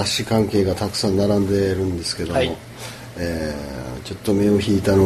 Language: Japanese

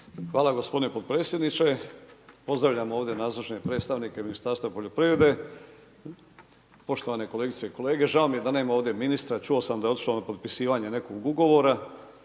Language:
Croatian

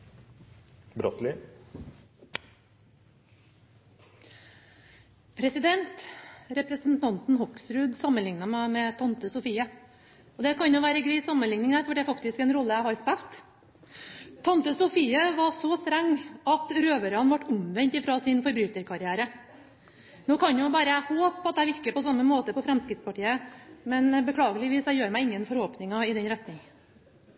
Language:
Norwegian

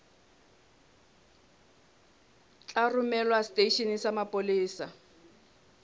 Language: Southern Sotho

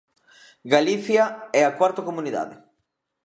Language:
Galician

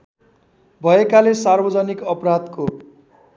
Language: Nepali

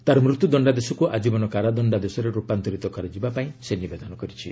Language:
Odia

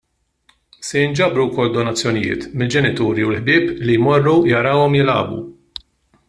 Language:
Maltese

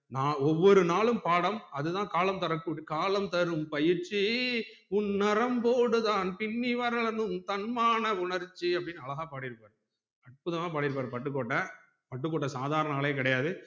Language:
Tamil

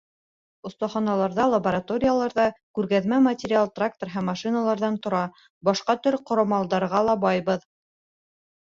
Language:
Bashkir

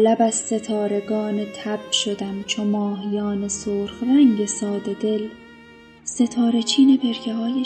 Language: Persian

